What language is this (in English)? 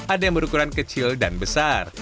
Indonesian